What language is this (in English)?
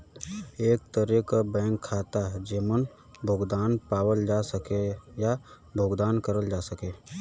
Bhojpuri